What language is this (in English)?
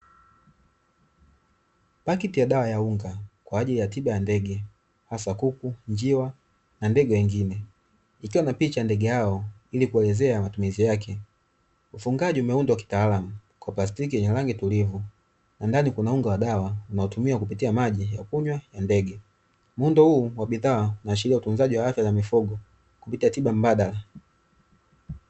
Swahili